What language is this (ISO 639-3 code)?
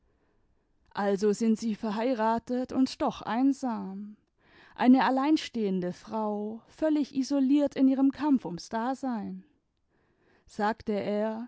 deu